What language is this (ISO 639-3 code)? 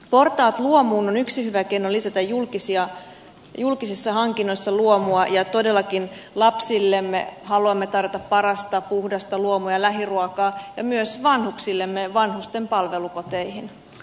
fin